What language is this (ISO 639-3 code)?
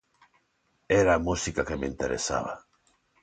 glg